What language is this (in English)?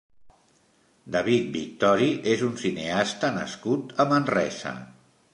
Catalan